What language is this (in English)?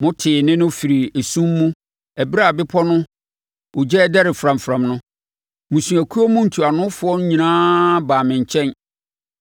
Akan